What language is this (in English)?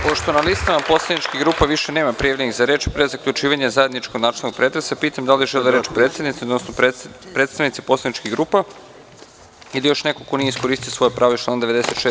Serbian